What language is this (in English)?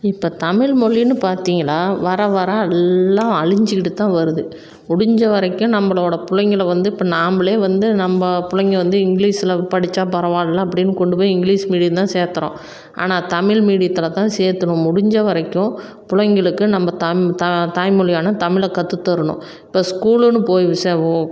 Tamil